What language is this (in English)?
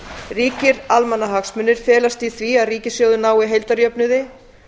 Icelandic